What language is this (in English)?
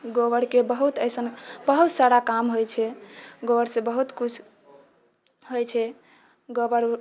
Maithili